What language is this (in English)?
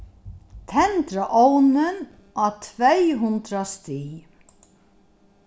Faroese